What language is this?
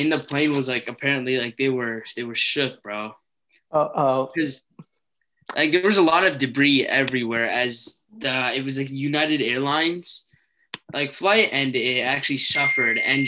English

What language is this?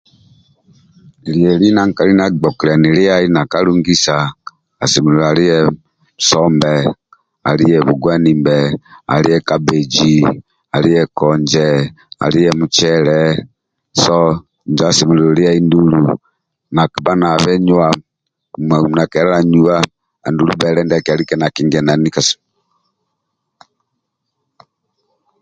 Amba (Uganda)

